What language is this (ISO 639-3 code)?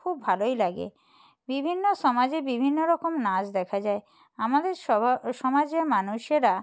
ben